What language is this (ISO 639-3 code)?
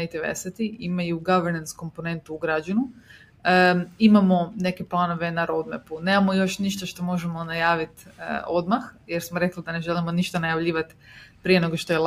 hrv